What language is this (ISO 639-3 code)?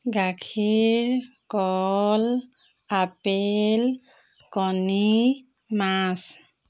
asm